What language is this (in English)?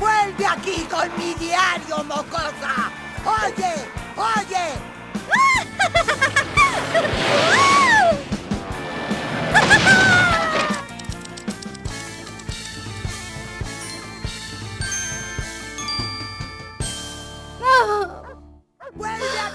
Spanish